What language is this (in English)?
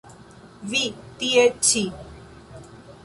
Esperanto